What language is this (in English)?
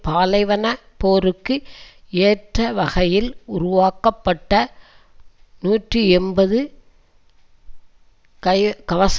Tamil